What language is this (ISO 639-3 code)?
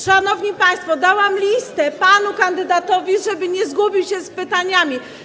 pol